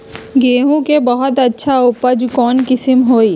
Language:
Magahi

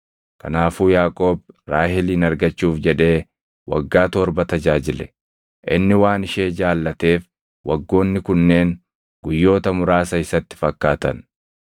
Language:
Oromo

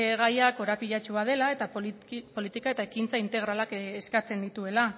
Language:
Basque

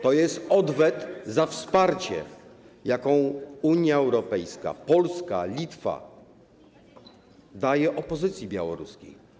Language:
Polish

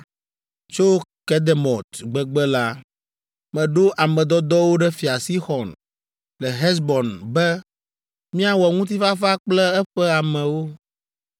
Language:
Ewe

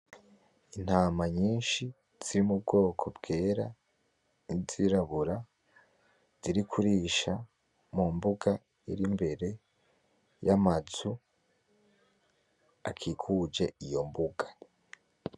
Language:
Rundi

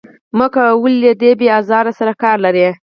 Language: Pashto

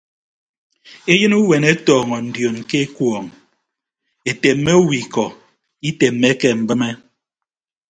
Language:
Ibibio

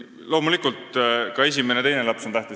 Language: Estonian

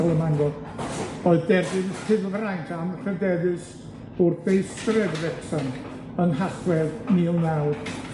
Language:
Welsh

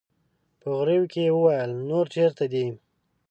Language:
Pashto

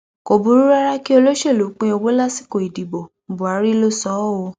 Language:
Yoruba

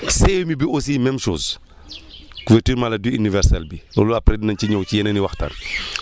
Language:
Wolof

